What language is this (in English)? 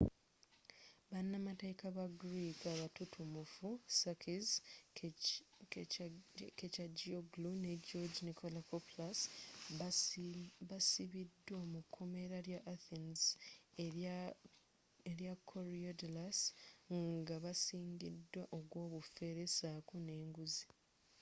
Ganda